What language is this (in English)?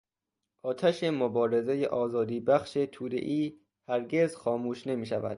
Persian